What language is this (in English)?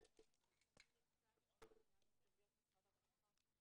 Hebrew